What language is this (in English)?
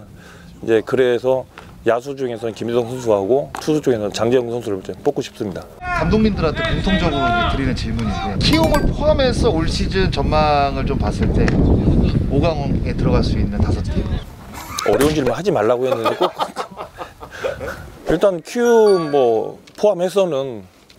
Korean